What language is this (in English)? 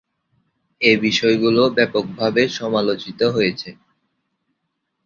Bangla